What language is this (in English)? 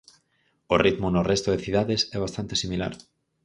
Galician